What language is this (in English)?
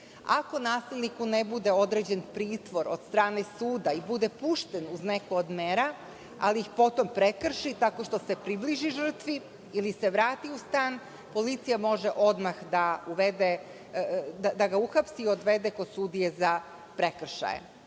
Serbian